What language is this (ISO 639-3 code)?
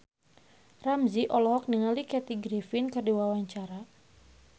sun